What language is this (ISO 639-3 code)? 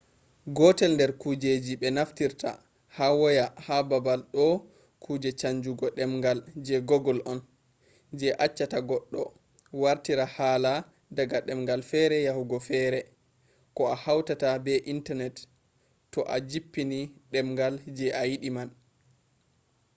ful